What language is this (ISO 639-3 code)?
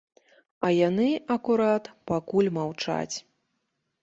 bel